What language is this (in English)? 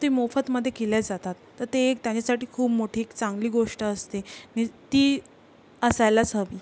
Marathi